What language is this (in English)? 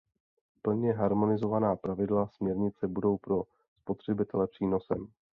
Czech